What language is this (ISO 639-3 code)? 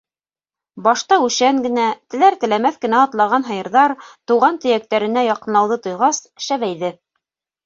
bak